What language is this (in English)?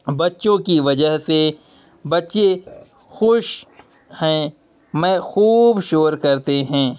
Urdu